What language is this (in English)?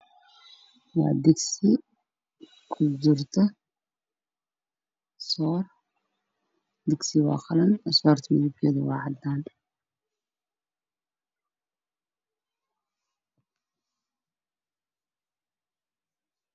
Somali